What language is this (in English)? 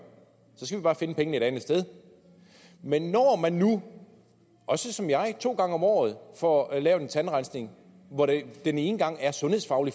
Danish